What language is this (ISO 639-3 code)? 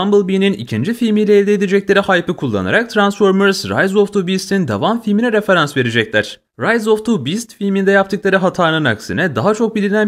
tur